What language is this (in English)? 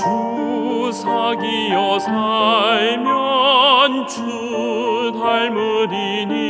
Korean